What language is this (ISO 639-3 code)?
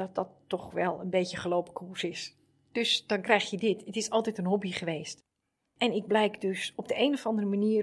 nld